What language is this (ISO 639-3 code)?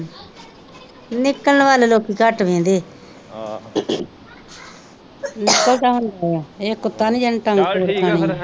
pan